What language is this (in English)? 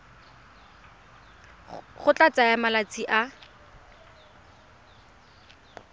Tswana